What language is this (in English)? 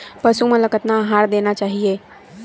Chhattisgarhi